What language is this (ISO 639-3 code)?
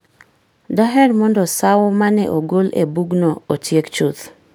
luo